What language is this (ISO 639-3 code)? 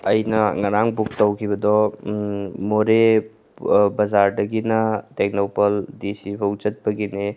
mni